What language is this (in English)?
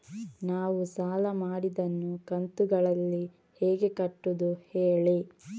Kannada